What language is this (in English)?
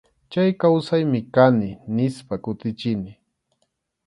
Arequipa-La Unión Quechua